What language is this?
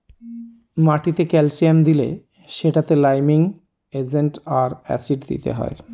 Bangla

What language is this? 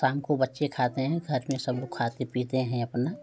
Hindi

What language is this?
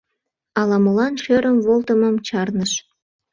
Mari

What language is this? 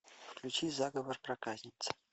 Russian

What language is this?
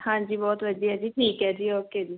Punjabi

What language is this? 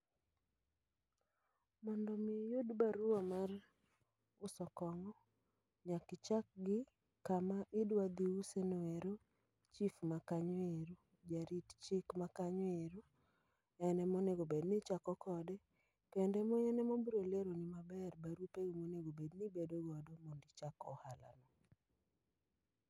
Luo (Kenya and Tanzania)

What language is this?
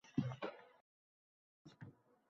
Uzbek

